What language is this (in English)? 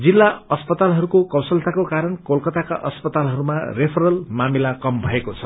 Nepali